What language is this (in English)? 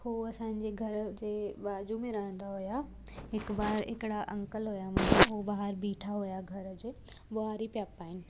Sindhi